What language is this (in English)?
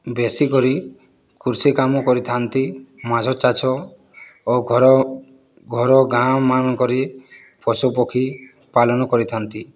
Odia